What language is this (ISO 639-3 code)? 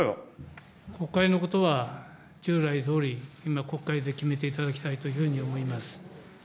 jpn